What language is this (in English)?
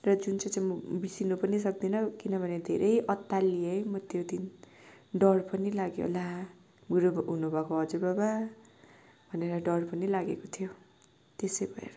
Nepali